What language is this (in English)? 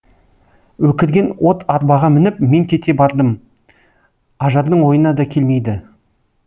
Kazakh